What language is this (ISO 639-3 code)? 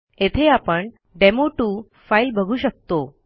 mar